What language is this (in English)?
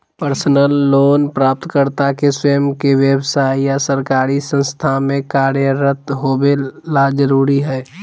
Magahi